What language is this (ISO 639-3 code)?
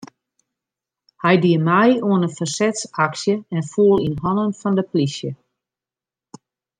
fry